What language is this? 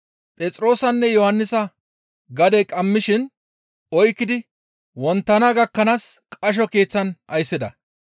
Gamo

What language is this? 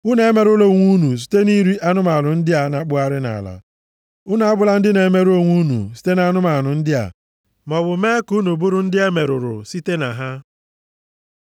Igbo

